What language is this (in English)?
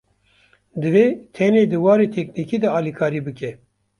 Kurdish